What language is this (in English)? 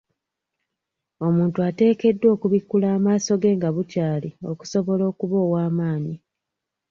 Ganda